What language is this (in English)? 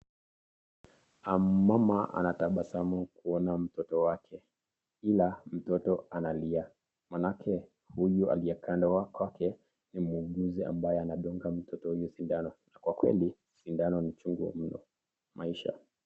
Swahili